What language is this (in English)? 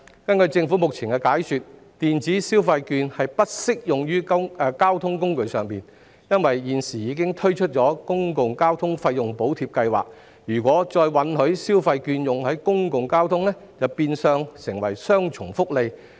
Cantonese